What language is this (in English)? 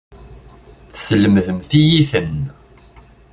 Kabyle